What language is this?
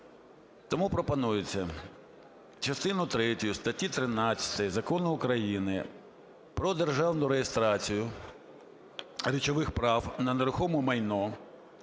Ukrainian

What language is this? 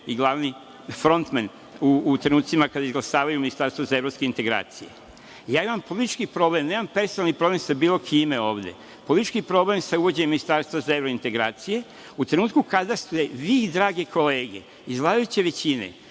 Serbian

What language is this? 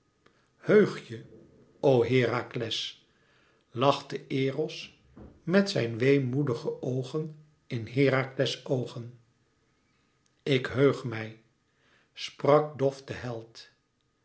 Dutch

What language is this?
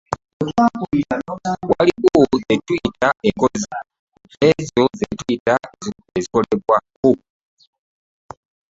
Ganda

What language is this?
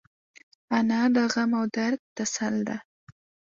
Pashto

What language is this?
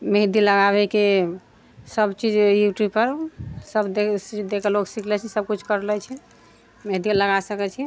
Maithili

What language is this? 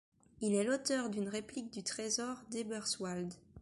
French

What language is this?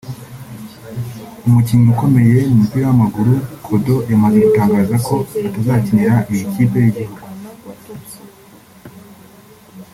Kinyarwanda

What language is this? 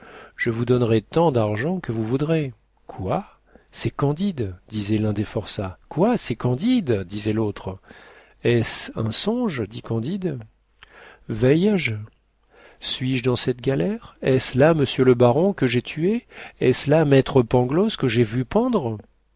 French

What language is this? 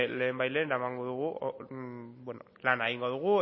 Basque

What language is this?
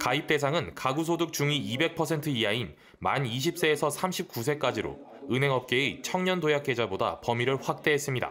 Korean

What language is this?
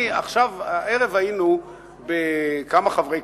Hebrew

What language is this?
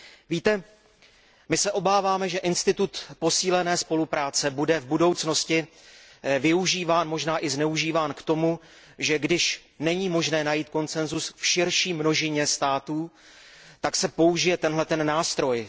Czech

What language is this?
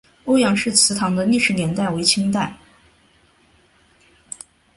Chinese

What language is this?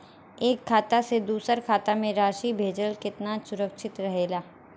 Bhojpuri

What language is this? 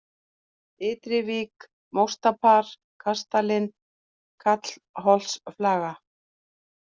Icelandic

